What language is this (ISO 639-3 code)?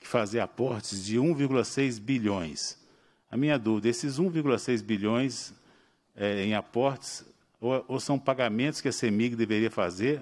por